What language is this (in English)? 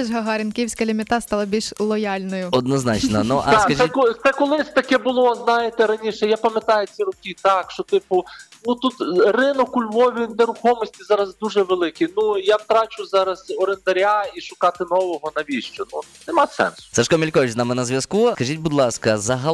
Ukrainian